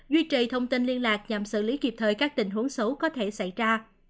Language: Vietnamese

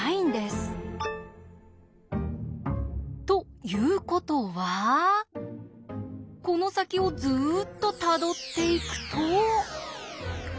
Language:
Japanese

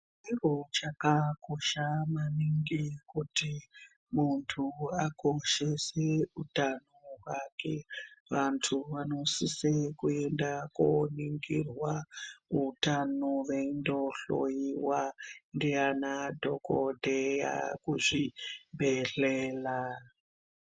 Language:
Ndau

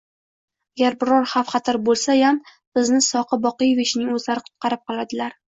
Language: Uzbek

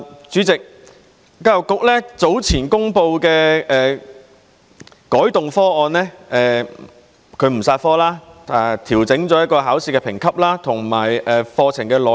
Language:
Cantonese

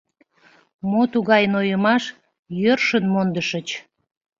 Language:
Mari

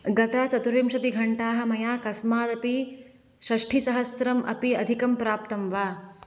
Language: Sanskrit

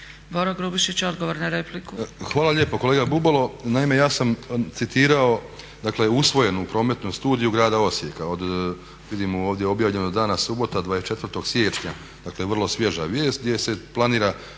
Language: Croatian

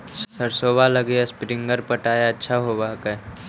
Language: Magahi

